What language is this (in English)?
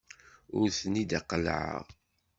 Kabyle